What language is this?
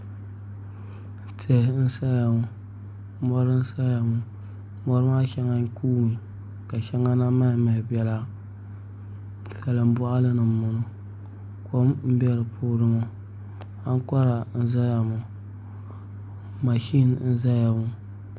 Dagbani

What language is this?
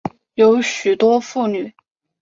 Chinese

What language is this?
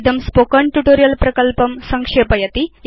Sanskrit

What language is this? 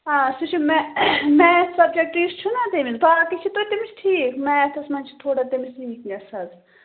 Kashmiri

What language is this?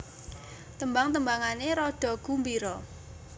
Javanese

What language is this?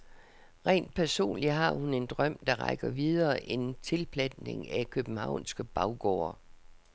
Danish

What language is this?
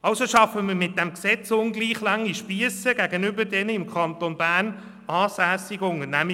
Swiss German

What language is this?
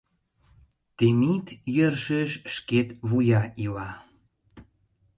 Mari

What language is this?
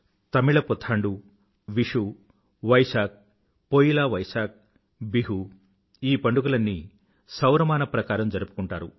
Telugu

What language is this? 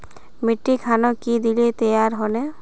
Magahi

